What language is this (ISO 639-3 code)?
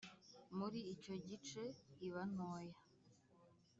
kin